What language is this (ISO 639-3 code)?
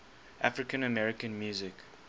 eng